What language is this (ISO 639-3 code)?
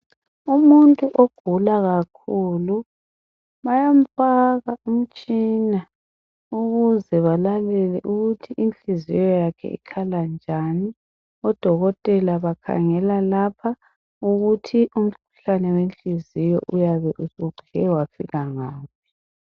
nde